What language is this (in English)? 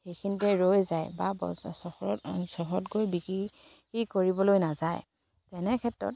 Assamese